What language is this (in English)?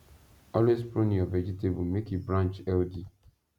Nigerian Pidgin